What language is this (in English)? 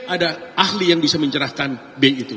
Indonesian